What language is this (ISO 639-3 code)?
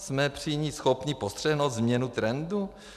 ces